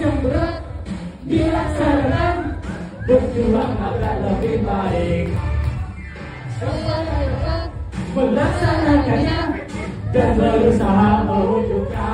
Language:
Indonesian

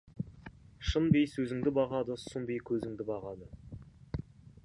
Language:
Kazakh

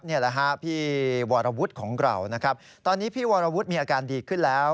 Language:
Thai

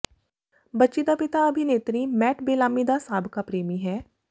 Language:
Punjabi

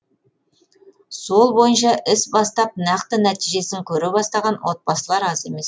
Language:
Kazakh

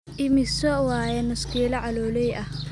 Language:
Somali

